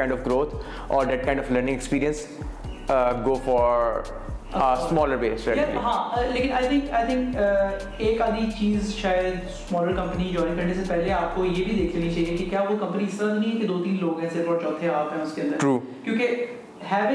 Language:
Urdu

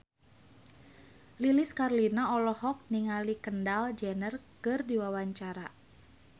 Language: Sundanese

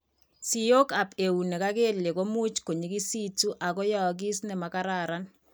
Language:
Kalenjin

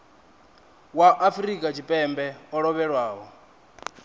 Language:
Venda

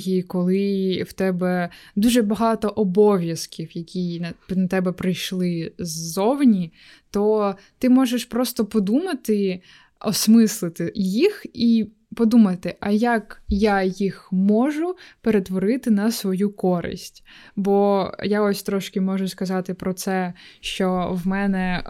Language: Ukrainian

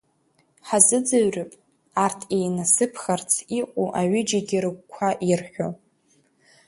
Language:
Abkhazian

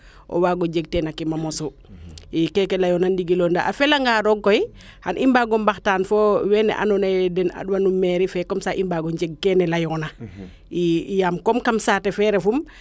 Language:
Serer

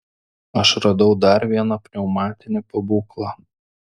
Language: Lithuanian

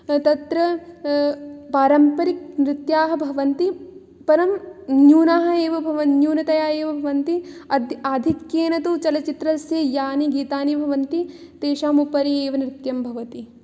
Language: Sanskrit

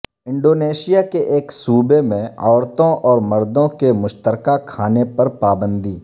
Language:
Urdu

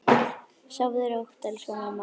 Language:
Icelandic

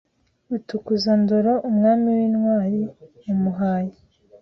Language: Kinyarwanda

